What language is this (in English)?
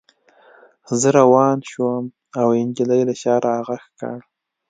Pashto